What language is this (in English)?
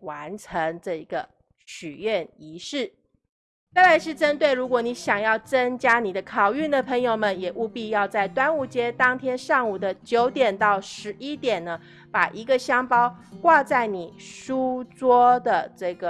Chinese